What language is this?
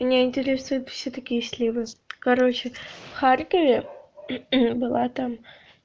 Russian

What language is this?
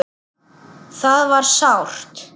Icelandic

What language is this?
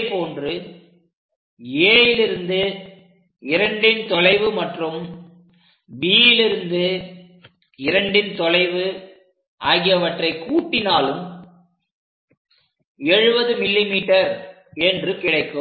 Tamil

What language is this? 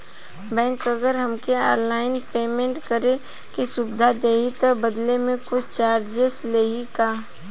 Bhojpuri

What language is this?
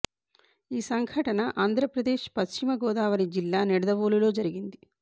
Telugu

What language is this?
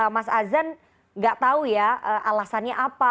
Indonesian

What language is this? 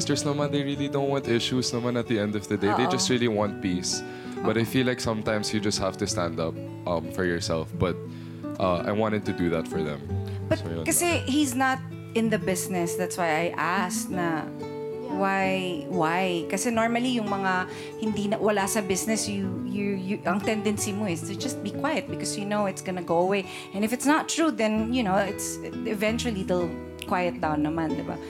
Filipino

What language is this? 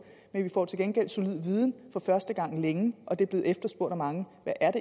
Danish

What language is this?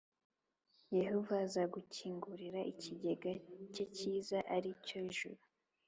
Kinyarwanda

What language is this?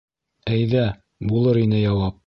Bashkir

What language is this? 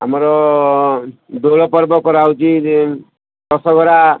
Odia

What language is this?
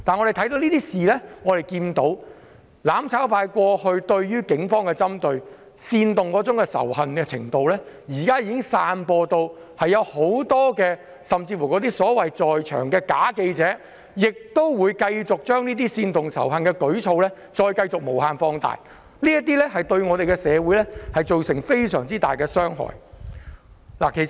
Cantonese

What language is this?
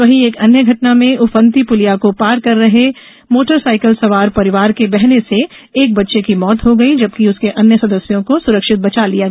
Hindi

